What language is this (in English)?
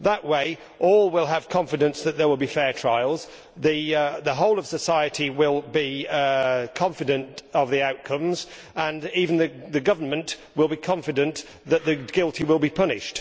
English